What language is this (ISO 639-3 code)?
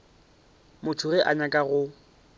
nso